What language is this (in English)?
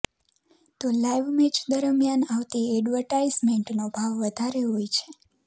Gujarati